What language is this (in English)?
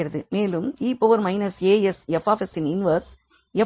Tamil